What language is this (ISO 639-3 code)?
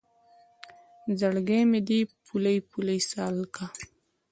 pus